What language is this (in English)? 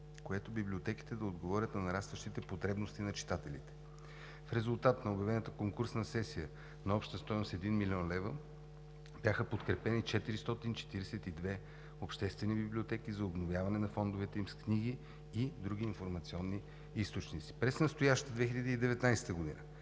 Bulgarian